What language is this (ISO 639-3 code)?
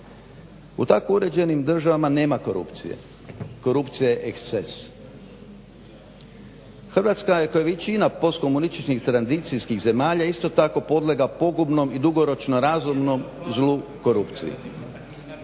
hrv